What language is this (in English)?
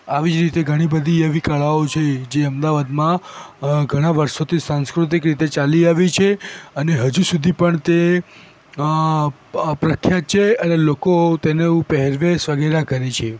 Gujarati